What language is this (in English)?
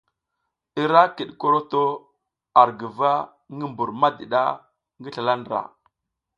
South Giziga